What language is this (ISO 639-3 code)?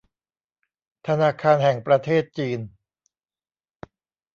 tha